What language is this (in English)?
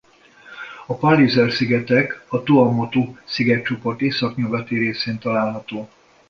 Hungarian